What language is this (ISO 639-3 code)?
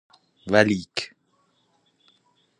fas